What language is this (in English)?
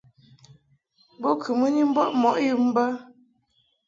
Mungaka